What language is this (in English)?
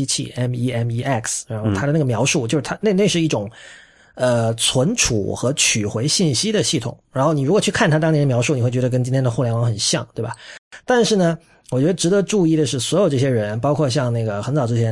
Chinese